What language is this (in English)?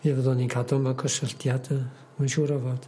Welsh